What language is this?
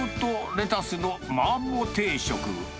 Japanese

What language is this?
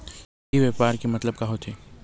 Chhattisgarhi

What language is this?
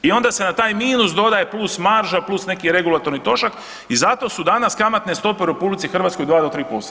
Croatian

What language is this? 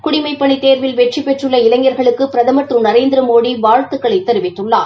Tamil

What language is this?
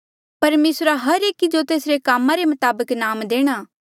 Mandeali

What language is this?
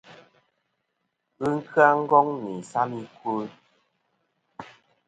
Kom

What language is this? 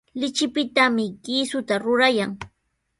Sihuas Ancash Quechua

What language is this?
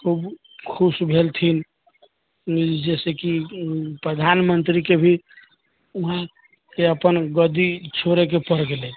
Maithili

